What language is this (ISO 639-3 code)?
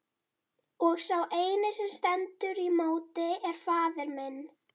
isl